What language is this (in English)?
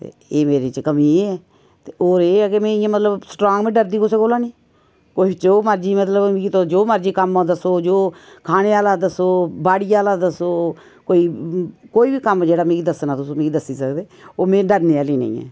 Dogri